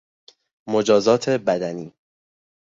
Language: Persian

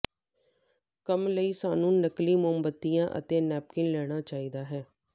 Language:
Punjabi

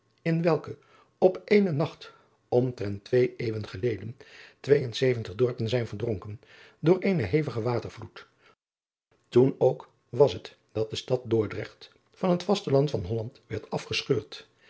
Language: Dutch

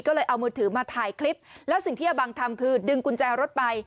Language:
Thai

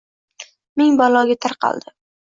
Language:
Uzbek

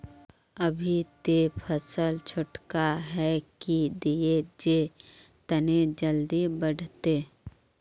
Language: Magahi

